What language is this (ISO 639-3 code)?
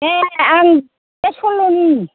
brx